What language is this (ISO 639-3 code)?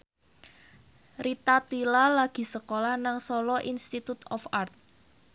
jav